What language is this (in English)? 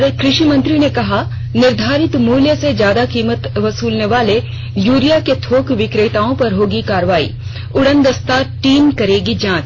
Hindi